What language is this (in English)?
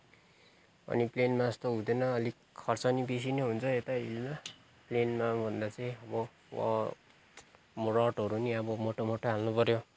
Nepali